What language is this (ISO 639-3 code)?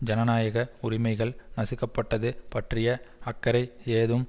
tam